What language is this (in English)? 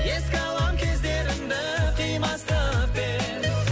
Kazakh